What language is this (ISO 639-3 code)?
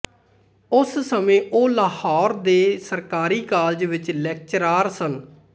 pan